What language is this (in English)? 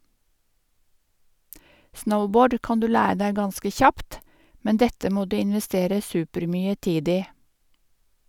Norwegian